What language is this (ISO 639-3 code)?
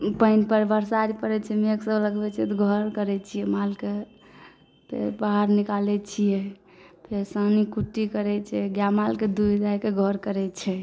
mai